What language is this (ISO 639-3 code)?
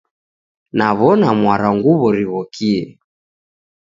dav